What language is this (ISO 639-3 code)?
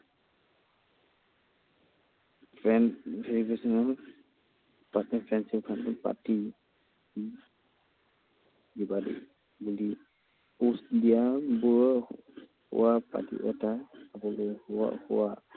asm